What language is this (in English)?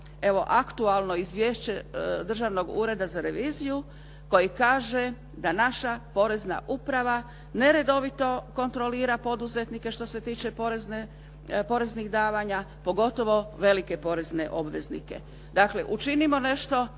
Croatian